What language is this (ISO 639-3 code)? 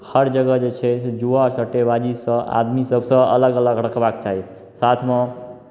mai